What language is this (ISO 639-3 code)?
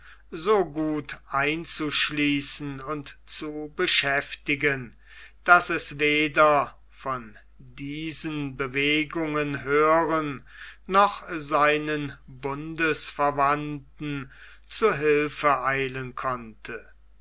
deu